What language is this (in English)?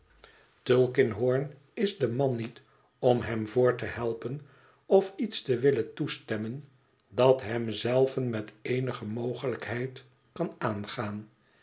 Dutch